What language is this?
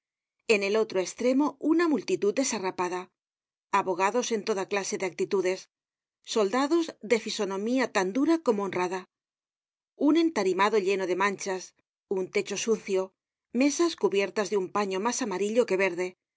Spanish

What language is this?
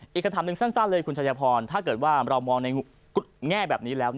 Thai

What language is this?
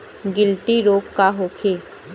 Bhojpuri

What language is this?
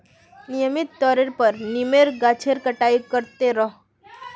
Magahi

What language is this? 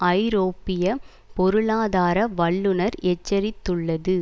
Tamil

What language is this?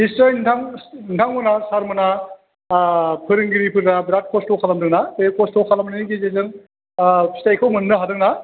Bodo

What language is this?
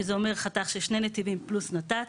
Hebrew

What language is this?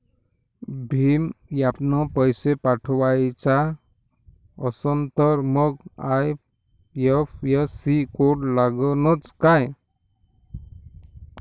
Marathi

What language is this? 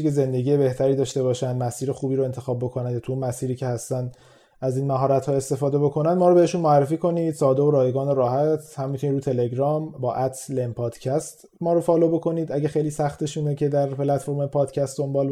Persian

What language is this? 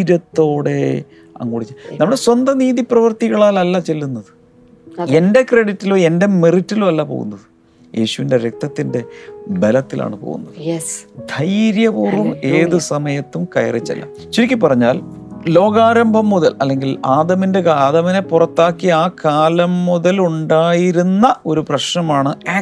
Malayalam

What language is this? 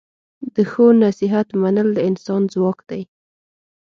Pashto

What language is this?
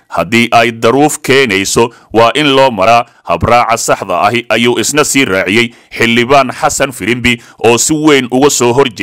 Arabic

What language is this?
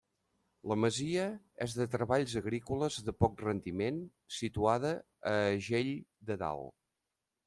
Catalan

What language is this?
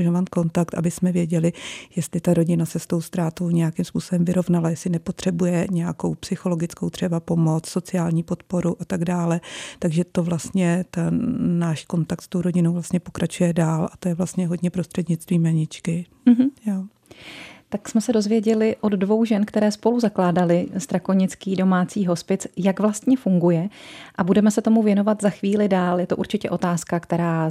Czech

